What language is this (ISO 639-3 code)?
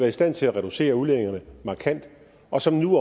dan